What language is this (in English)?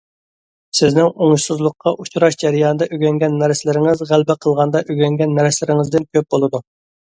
Uyghur